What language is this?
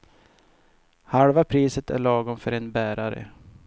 Swedish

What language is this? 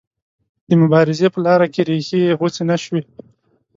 Pashto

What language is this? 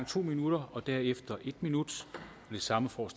Danish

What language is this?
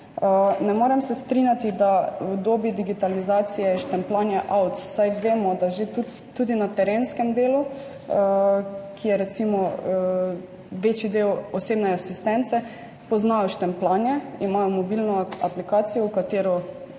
Slovenian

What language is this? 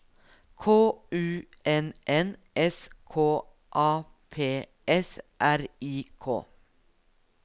Norwegian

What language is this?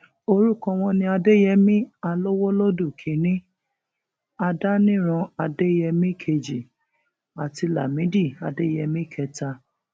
Yoruba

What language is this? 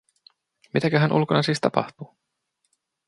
Finnish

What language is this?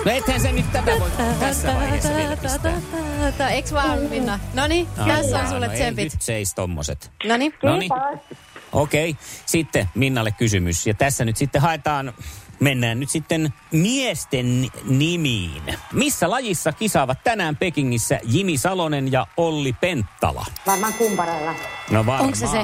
Finnish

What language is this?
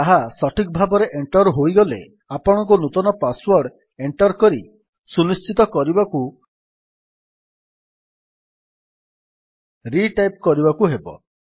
Odia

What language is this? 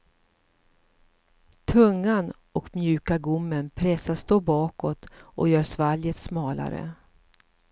Swedish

